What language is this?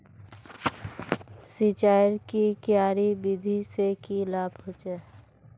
Magahi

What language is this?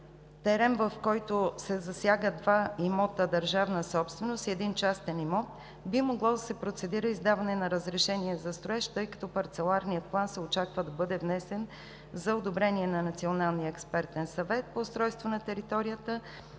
Bulgarian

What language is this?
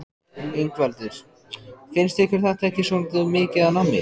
Icelandic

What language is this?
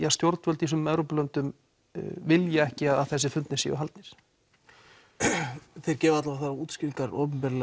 Icelandic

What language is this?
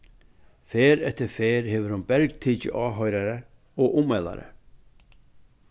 Faroese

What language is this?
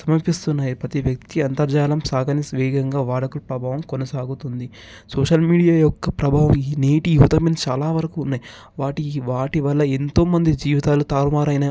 Telugu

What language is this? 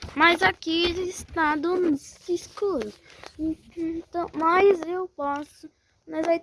Portuguese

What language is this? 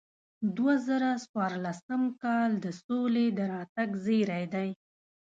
Pashto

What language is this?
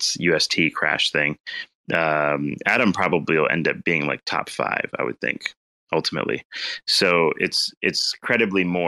English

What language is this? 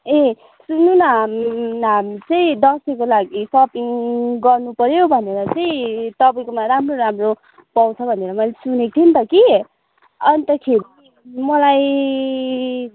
Nepali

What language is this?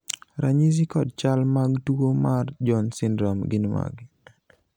Luo (Kenya and Tanzania)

